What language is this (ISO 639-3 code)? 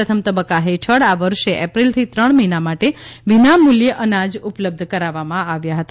guj